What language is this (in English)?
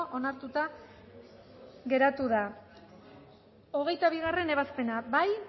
Basque